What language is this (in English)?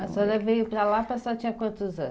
Portuguese